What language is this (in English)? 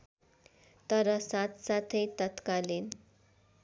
Nepali